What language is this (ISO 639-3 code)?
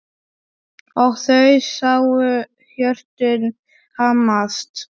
isl